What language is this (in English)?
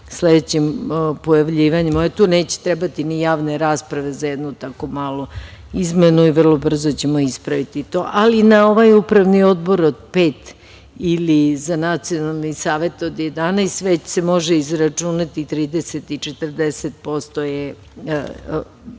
Serbian